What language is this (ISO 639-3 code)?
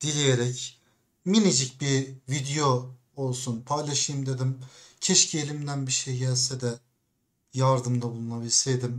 tur